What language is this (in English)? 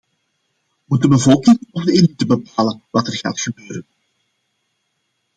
Dutch